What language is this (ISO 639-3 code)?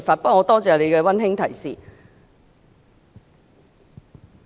yue